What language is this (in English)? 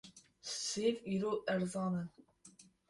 Kurdish